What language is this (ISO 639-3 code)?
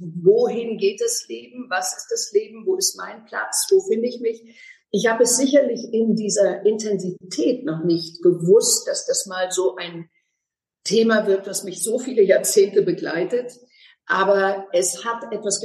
deu